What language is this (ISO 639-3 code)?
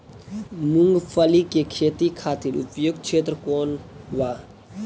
bho